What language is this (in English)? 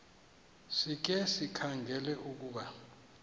Xhosa